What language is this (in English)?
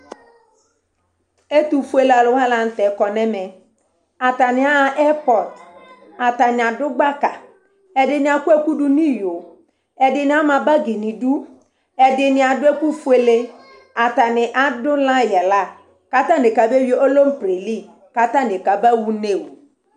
Ikposo